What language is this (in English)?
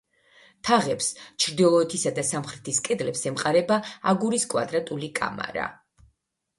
Georgian